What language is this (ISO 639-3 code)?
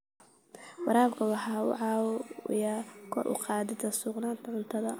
som